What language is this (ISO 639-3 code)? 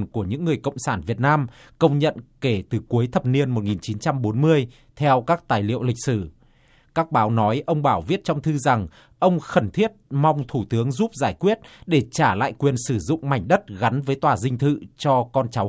vie